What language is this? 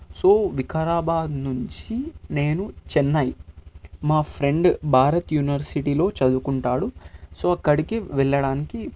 Telugu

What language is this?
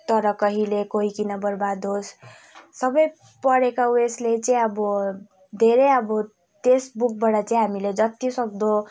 Nepali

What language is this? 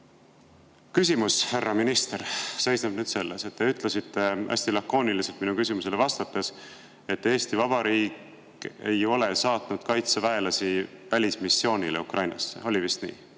Estonian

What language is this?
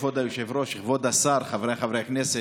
Hebrew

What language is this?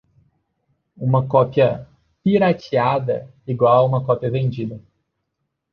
Portuguese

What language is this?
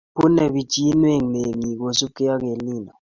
Kalenjin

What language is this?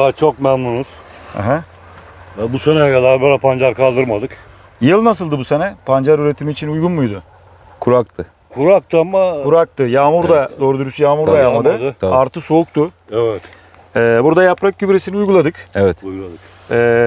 Turkish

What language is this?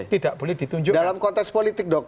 Indonesian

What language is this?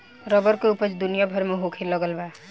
Bhojpuri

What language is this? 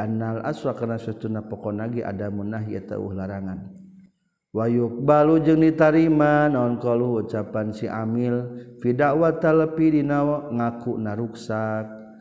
Malay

